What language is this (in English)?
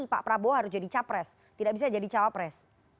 Indonesian